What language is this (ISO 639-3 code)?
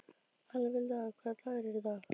isl